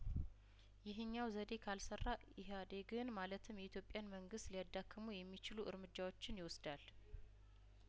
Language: Amharic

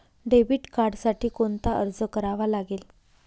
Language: Marathi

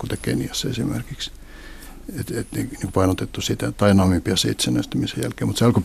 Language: Finnish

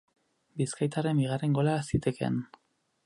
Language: Basque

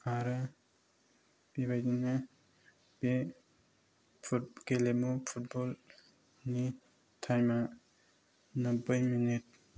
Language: Bodo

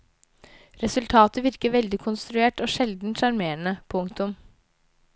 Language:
Norwegian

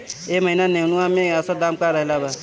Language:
Bhojpuri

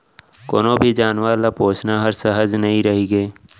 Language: Chhattisgarhi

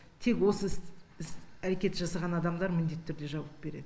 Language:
Kazakh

